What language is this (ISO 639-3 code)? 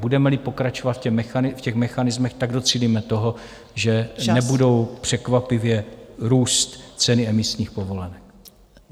ces